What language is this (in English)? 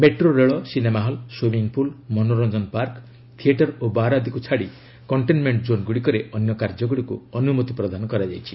Odia